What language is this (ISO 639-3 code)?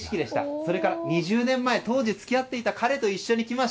jpn